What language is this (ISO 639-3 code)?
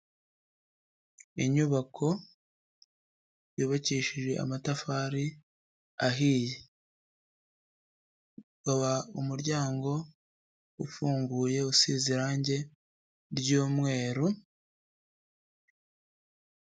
kin